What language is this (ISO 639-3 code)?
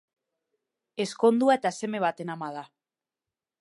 eus